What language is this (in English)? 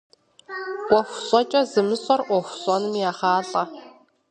Kabardian